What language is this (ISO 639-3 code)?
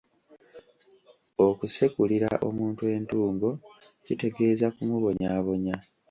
lug